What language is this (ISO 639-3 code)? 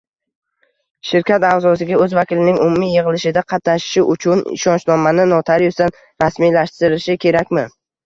uzb